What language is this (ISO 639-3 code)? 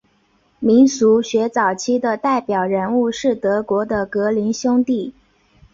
zho